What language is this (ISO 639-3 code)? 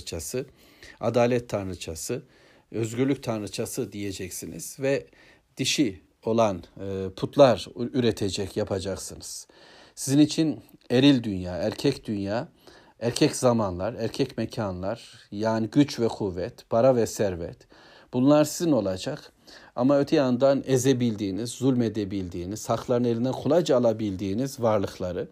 tur